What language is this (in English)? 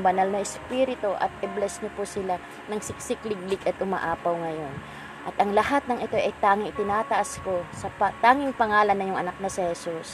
Filipino